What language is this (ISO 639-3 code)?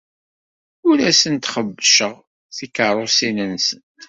kab